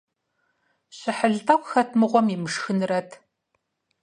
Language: Kabardian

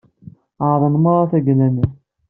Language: Kabyle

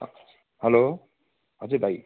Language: Nepali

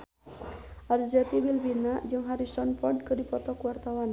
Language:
Sundanese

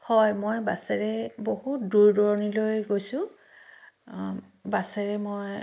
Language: Assamese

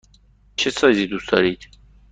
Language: Persian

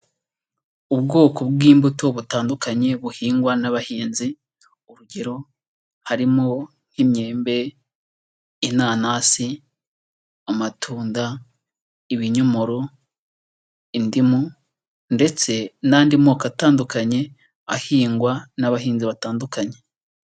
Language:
Kinyarwanda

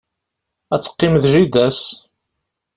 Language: Kabyle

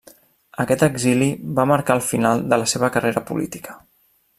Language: Catalan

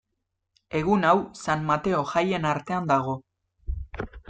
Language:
Basque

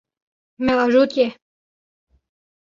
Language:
Kurdish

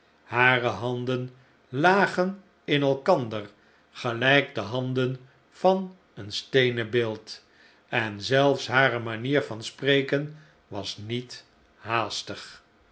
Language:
Dutch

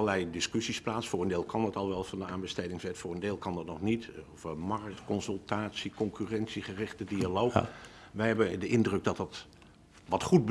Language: Dutch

